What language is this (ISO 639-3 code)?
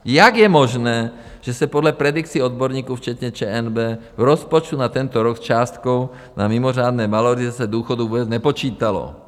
ces